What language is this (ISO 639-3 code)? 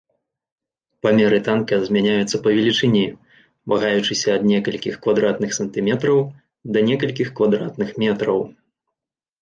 bel